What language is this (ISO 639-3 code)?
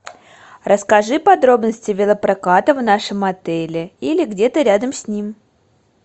rus